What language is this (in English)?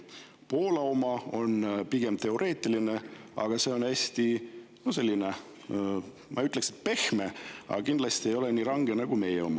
Estonian